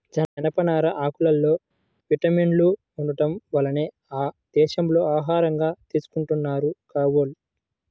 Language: Telugu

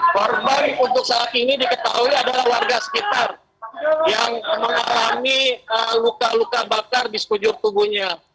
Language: Indonesian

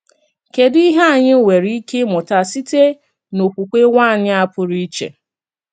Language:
Igbo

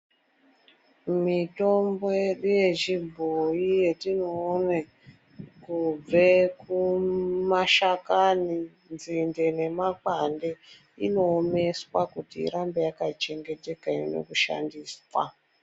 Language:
Ndau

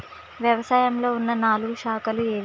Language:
Telugu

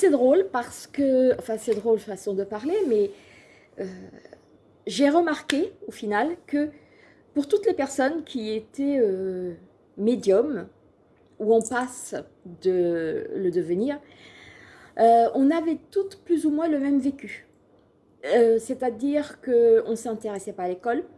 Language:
French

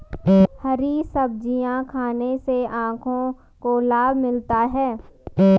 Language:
Hindi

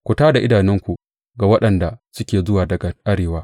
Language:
Hausa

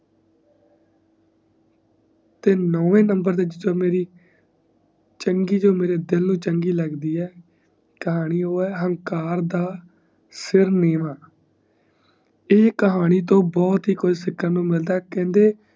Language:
Punjabi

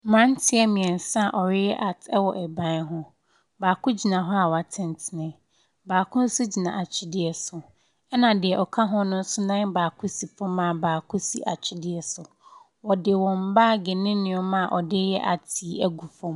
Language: Akan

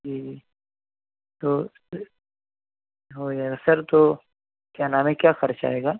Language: Urdu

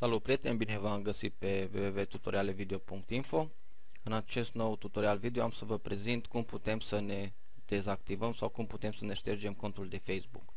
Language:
Romanian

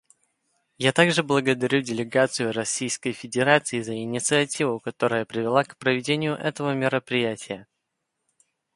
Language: Russian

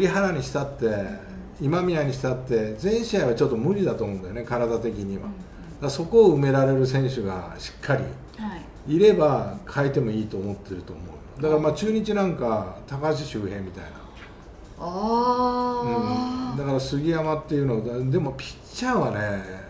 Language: Japanese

